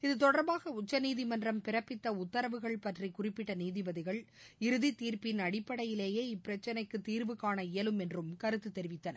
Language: Tamil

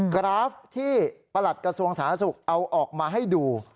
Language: Thai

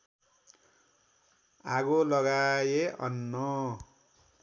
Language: Nepali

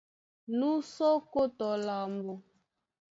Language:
Duala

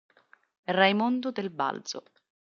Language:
Italian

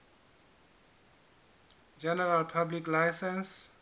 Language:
Southern Sotho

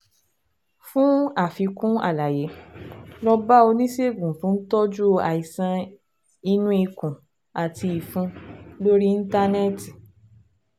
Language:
Yoruba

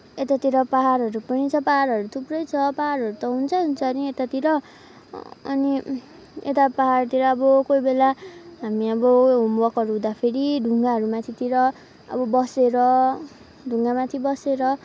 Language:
Nepali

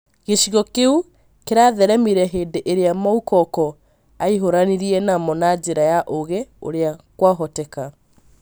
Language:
Kikuyu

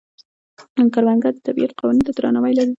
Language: Pashto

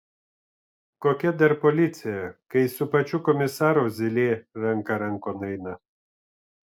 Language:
Lithuanian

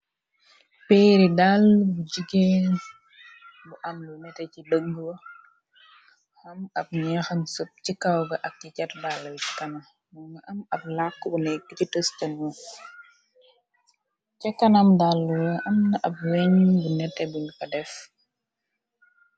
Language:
Wolof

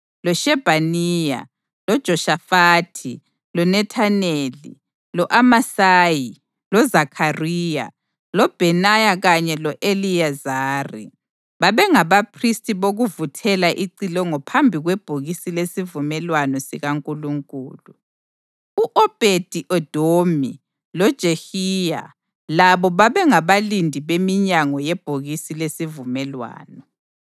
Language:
North Ndebele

